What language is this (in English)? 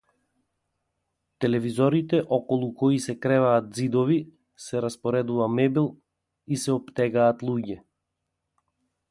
Macedonian